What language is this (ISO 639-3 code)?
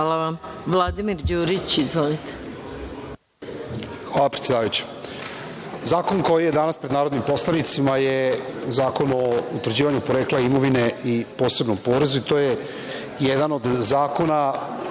srp